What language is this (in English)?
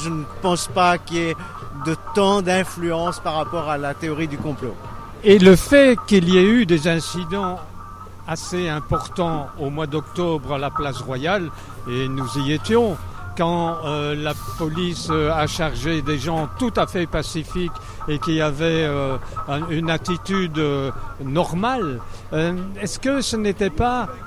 French